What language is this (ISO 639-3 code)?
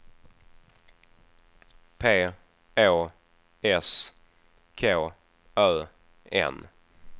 swe